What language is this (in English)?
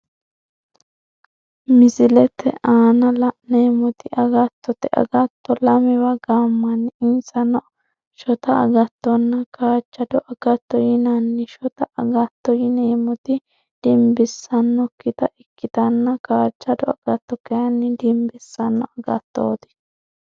Sidamo